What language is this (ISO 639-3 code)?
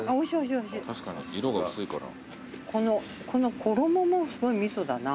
jpn